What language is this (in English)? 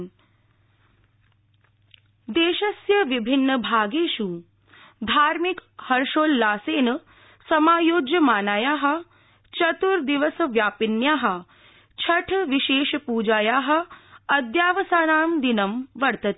Sanskrit